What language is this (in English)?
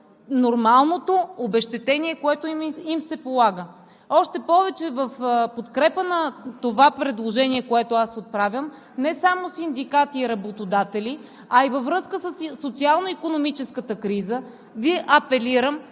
Bulgarian